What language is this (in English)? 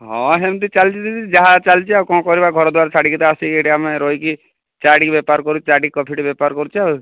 Odia